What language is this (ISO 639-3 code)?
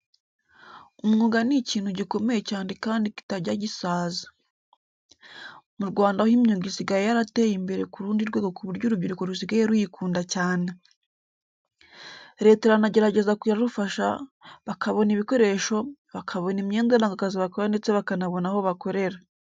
kin